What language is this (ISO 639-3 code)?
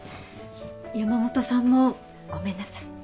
jpn